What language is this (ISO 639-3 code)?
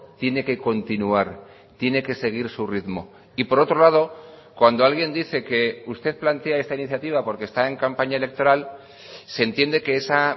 spa